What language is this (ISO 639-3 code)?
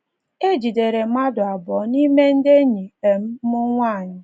ibo